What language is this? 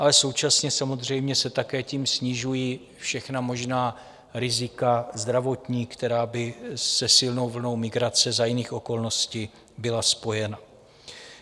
Czech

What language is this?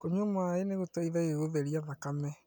Kikuyu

